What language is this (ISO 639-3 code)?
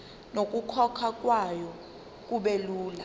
zul